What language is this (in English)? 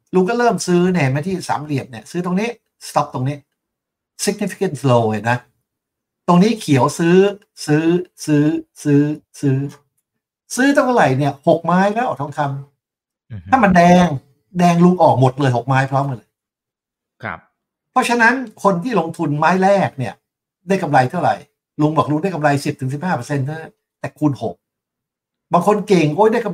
Thai